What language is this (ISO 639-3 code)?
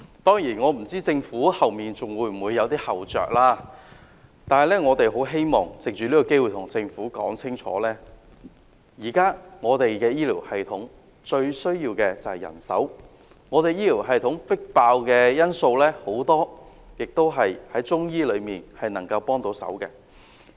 yue